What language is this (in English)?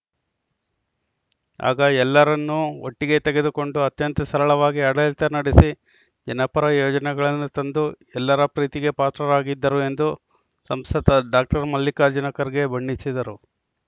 Kannada